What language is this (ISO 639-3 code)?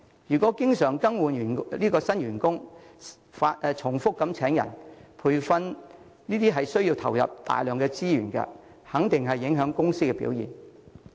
yue